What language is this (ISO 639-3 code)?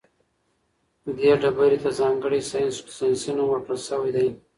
pus